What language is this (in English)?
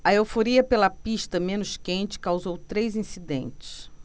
Portuguese